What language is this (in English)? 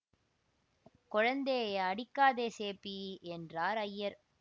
Tamil